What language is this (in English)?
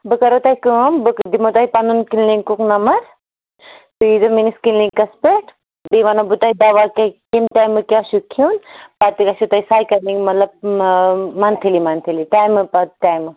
Kashmiri